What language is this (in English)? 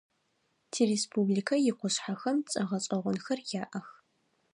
Adyghe